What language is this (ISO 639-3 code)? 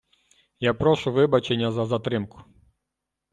ukr